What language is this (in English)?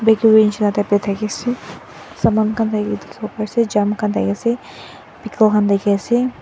Naga Pidgin